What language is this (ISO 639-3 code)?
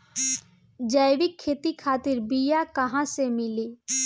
bho